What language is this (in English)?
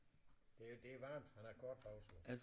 Danish